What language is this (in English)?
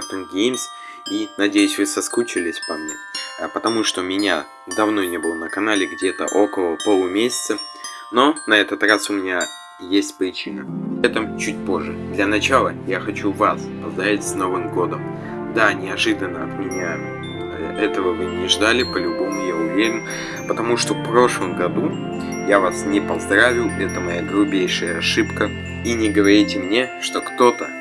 Russian